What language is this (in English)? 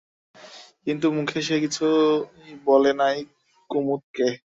Bangla